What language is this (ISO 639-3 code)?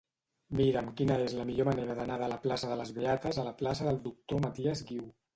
cat